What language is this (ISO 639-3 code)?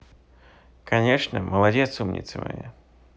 rus